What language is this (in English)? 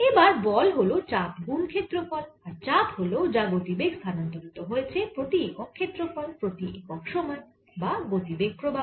Bangla